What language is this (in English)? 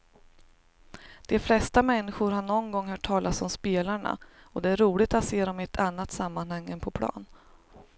Swedish